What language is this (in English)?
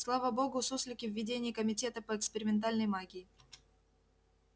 Russian